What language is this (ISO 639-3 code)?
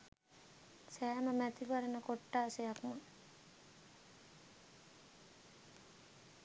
sin